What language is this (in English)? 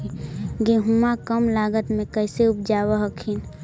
Magahi